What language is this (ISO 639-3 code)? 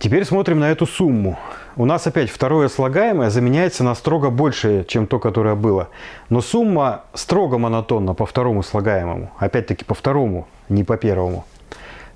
rus